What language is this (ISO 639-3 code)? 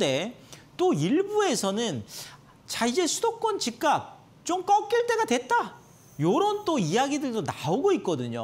kor